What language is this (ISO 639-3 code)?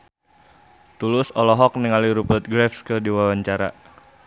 sun